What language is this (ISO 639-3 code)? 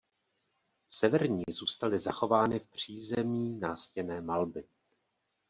ces